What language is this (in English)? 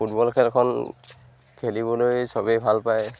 Assamese